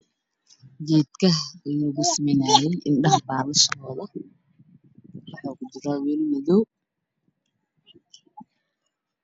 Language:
Somali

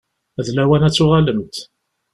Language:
Kabyle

